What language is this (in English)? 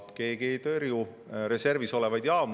Estonian